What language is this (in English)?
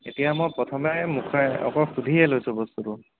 Assamese